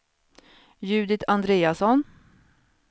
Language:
Swedish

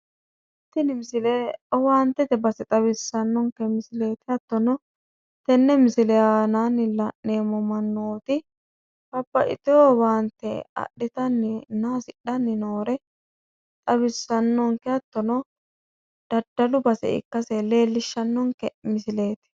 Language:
Sidamo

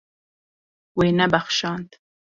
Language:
Kurdish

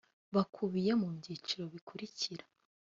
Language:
Kinyarwanda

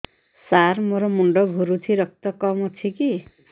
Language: Odia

